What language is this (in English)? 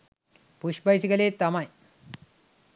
Sinhala